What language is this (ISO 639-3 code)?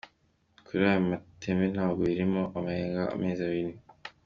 kin